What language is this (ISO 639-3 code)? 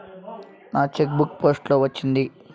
tel